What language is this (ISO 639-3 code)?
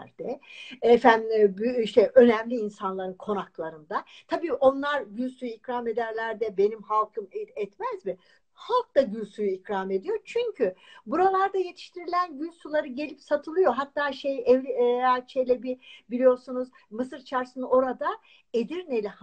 tur